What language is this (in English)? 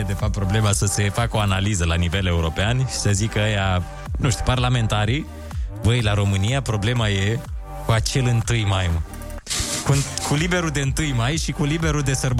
Romanian